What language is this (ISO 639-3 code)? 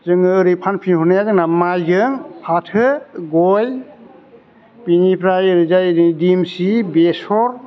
brx